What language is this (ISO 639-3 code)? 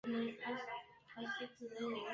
zho